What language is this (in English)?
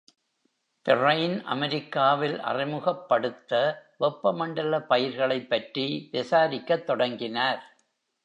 Tamil